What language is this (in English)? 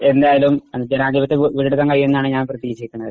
Malayalam